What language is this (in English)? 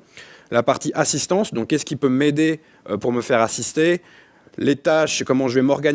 French